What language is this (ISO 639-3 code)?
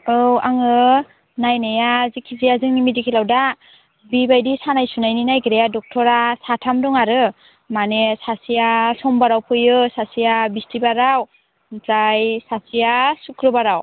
brx